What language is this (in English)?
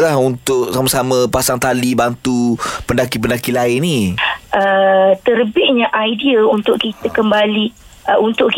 Malay